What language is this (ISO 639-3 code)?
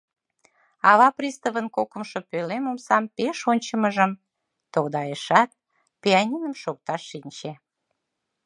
chm